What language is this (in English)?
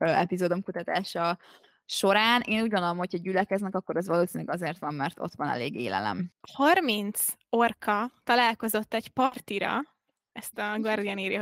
Hungarian